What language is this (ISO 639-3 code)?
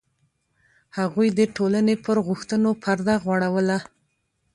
pus